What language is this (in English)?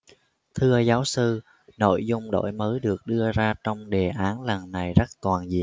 Vietnamese